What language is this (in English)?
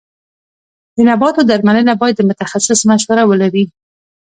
Pashto